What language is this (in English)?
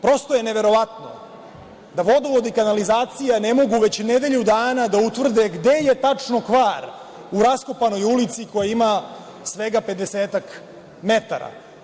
Serbian